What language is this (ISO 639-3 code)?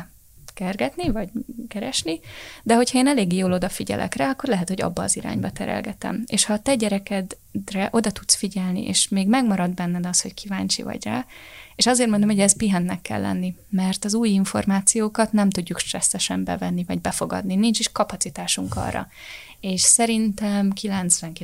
hun